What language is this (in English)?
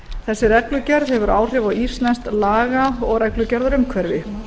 Icelandic